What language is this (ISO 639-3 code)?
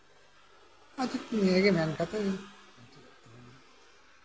sat